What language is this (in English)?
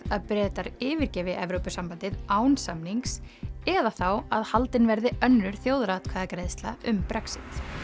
Icelandic